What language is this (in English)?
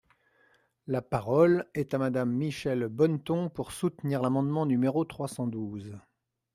French